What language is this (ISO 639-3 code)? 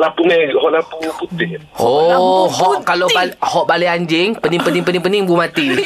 msa